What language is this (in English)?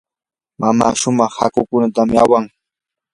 Yanahuanca Pasco Quechua